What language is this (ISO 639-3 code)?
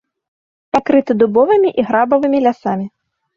bel